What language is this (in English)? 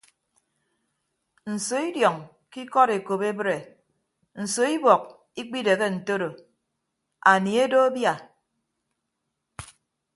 Ibibio